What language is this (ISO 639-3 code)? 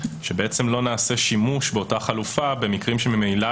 heb